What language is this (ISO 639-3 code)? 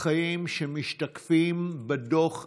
heb